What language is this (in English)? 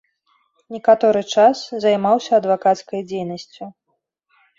Belarusian